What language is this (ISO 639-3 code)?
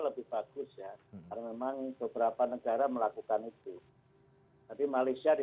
ind